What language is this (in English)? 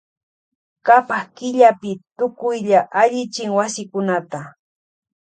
Loja Highland Quichua